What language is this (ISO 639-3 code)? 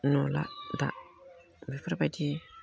brx